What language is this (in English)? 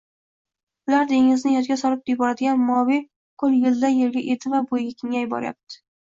Uzbek